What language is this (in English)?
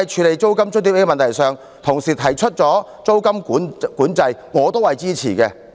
Cantonese